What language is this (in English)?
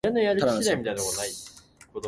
Japanese